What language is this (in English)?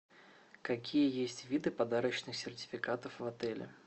Russian